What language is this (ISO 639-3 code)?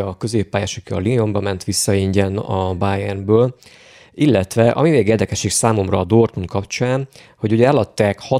hun